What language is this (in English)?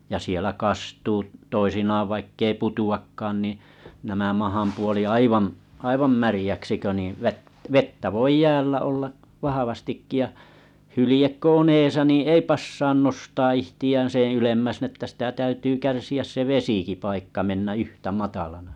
Finnish